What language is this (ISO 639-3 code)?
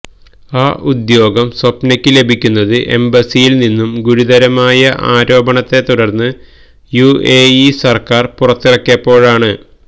mal